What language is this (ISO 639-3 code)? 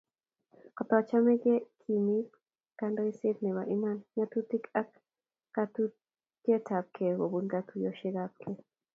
kln